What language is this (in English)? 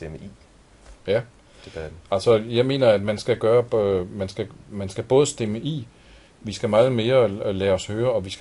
Danish